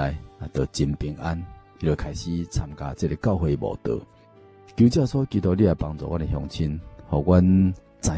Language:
Chinese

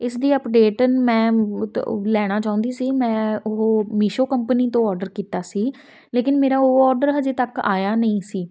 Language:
Punjabi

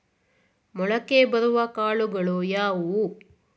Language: Kannada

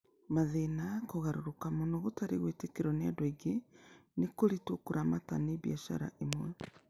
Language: Kikuyu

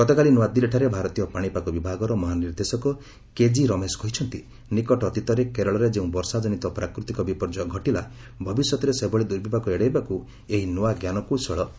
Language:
Odia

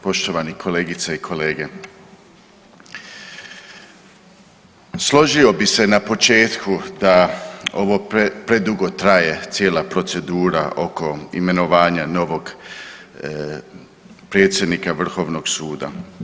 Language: Croatian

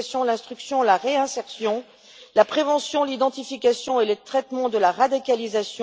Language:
French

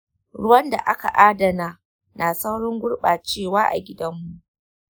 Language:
Hausa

